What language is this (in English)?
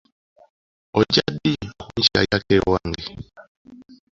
Ganda